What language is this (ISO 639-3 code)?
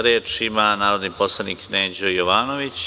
srp